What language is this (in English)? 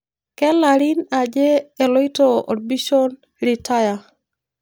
Masai